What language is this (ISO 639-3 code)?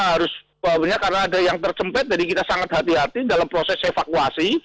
ind